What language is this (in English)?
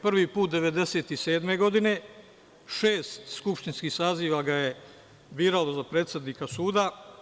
Serbian